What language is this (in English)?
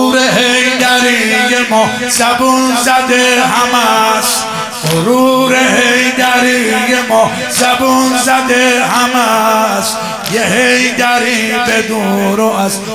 Persian